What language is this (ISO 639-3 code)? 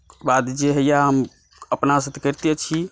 mai